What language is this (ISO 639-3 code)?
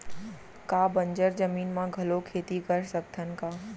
hne